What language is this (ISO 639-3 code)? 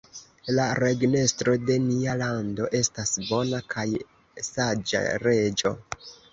epo